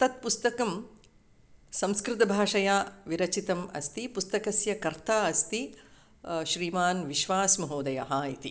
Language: Sanskrit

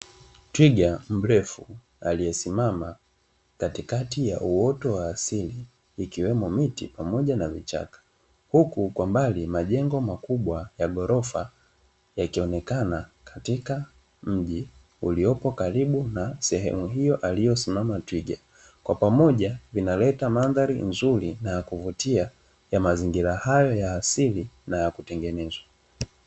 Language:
Swahili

